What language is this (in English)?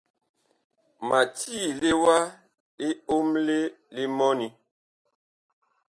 Bakoko